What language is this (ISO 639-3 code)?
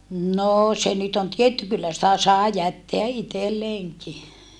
fin